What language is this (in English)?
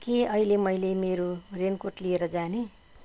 Nepali